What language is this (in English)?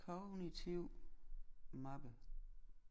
Danish